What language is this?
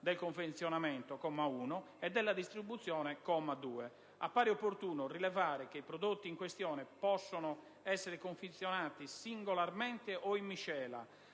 Italian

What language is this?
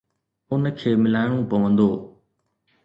Sindhi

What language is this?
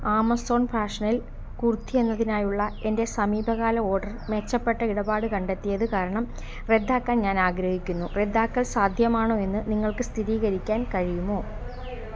Malayalam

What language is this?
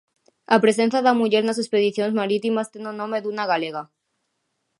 Galician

